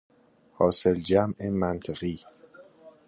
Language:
Persian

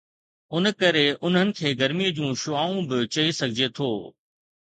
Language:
Sindhi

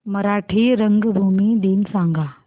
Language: Marathi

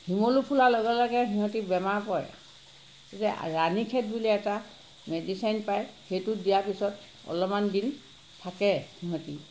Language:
Assamese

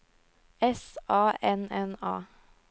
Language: Norwegian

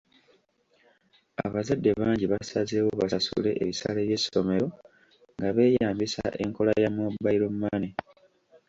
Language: Ganda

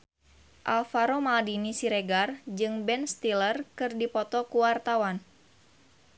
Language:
Sundanese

